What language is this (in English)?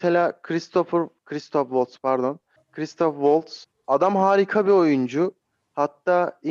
Turkish